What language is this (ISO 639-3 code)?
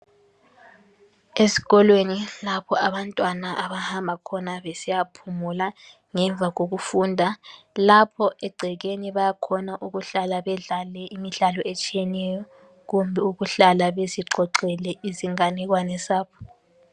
nde